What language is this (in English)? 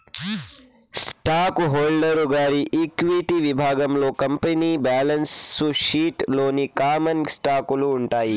Telugu